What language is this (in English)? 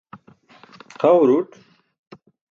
Burushaski